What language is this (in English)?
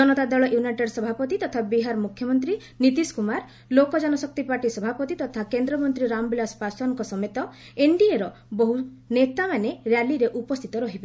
Odia